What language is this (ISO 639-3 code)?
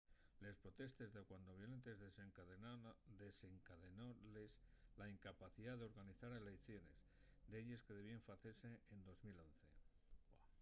ast